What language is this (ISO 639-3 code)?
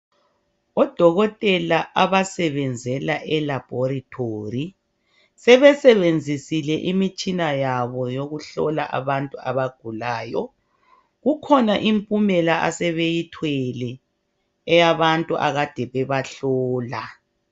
nde